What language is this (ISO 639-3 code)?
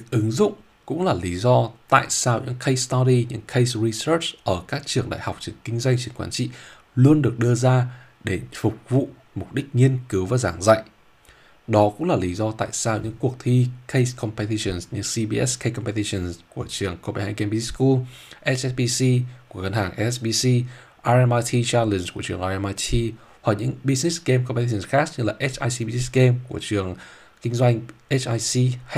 vie